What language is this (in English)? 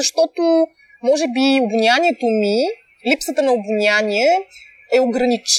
Bulgarian